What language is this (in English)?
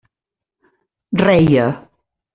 Catalan